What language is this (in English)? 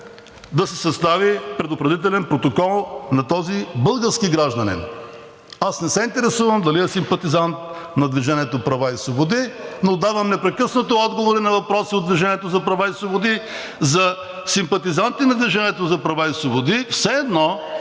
Bulgarian